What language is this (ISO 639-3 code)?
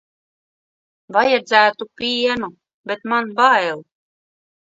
lav